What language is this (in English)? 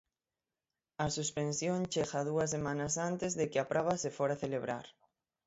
Galician